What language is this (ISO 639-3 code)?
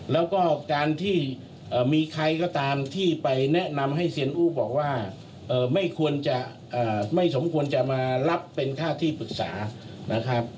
tha